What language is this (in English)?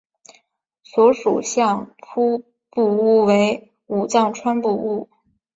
Chinese